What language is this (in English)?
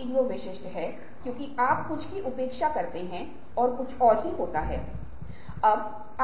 Hindi